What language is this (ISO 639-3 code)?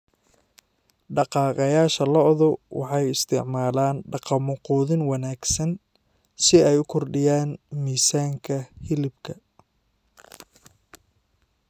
som